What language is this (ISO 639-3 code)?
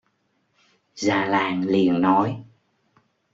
vie